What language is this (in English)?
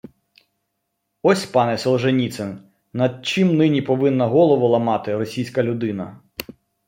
Ukrainian